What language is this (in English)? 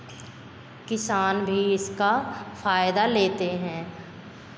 Hindi